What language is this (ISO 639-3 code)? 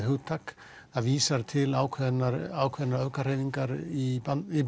isl